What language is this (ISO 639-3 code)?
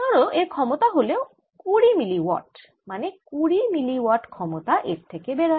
ben